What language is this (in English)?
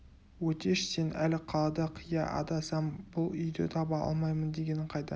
Kazakh